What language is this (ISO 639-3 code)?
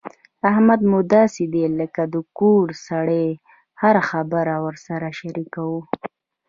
pus